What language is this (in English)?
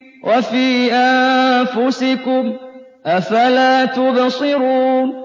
Arabic